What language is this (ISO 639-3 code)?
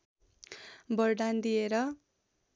nep